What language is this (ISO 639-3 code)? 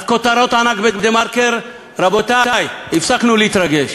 heb